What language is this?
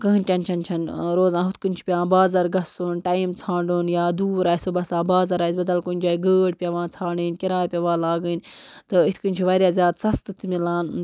Kashmiri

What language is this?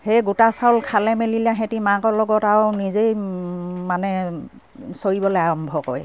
Assamese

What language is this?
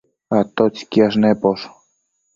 Matsés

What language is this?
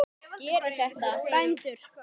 Icelandic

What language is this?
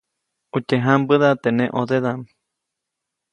Copainalá Zoque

